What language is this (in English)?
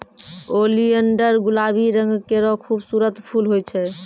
Maithili